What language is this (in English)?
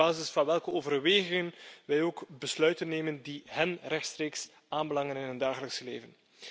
Dutch